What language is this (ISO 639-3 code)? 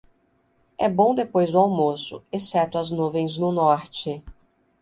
por